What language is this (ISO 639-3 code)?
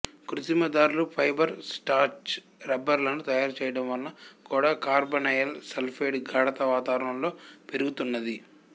tel